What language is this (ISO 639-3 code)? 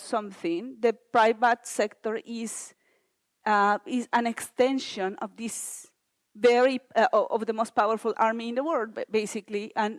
eng